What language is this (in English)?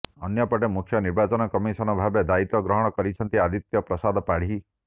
Odia